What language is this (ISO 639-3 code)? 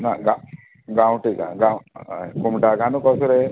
kok